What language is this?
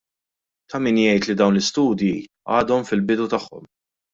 Maltese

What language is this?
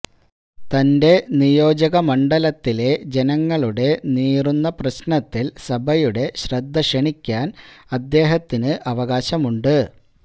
Malayalam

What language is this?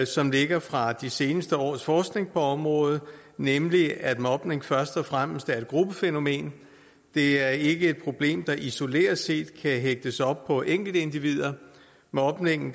Danish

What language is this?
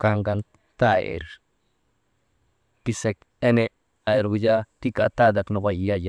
Maba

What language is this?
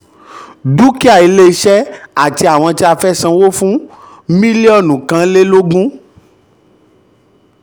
Yoruba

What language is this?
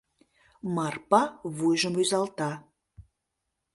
Mari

